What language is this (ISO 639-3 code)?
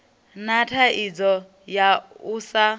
ven